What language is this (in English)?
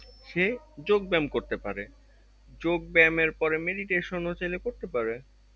Bangla